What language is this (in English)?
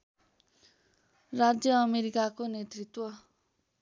Nepali